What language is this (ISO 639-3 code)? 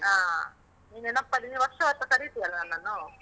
kan